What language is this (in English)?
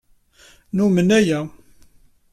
Kabyle